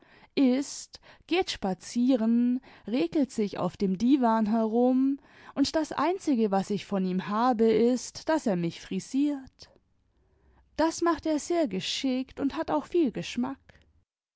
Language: German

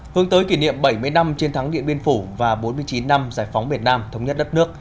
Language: Vietnamese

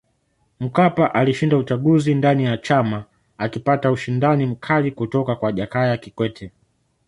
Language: Swahili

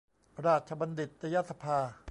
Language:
Thai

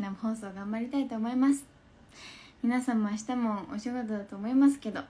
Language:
Japanese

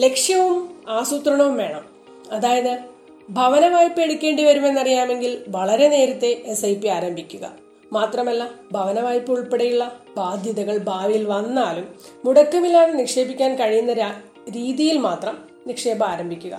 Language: Malayalam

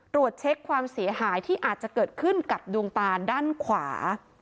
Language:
Thai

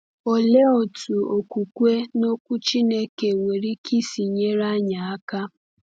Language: Igbo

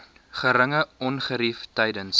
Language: Afrikaans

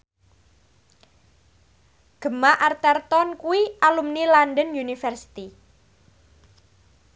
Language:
Javanese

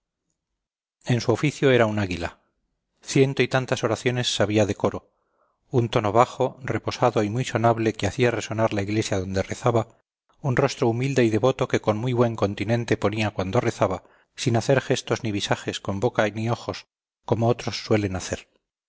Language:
Spanish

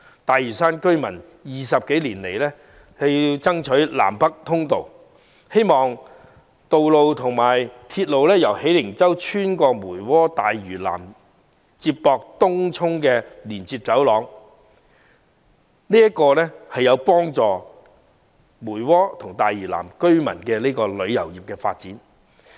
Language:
Cantonese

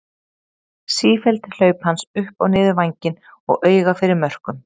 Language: Icelandic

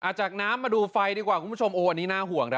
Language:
Thai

